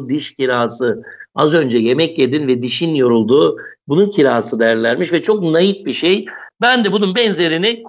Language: Turkish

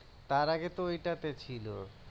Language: Bangla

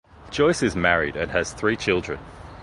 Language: English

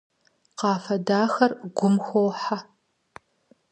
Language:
Kabardian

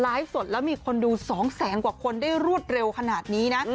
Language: Thai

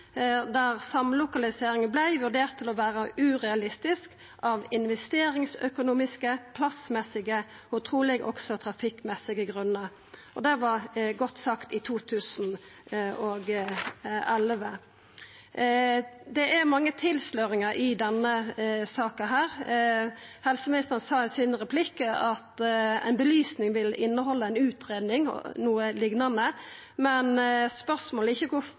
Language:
Norwegian Nynorsk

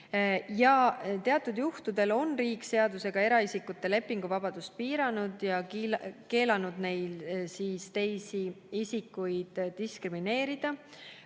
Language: Estonian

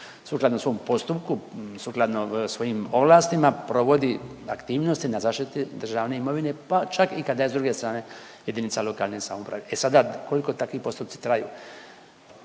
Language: Croatian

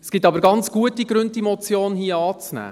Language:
Swiss German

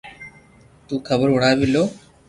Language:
Loarki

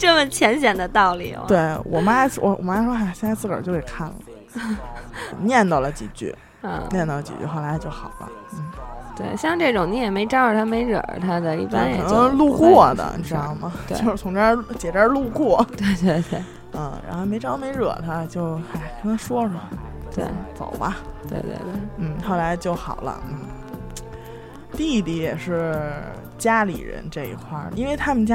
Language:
Chinese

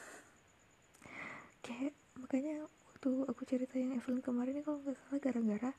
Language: Indonesian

